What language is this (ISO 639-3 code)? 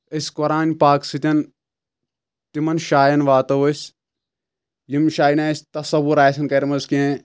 kas